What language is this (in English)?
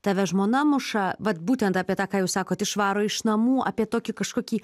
Lithuanian